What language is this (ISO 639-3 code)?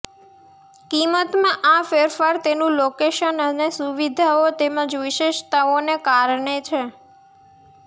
guj